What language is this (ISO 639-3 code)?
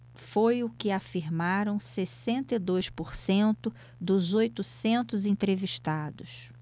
por